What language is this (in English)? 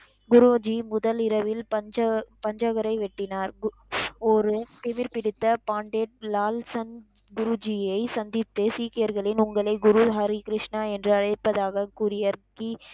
Tamil